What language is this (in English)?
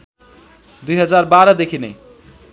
Nepali